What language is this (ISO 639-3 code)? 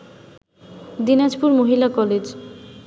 ben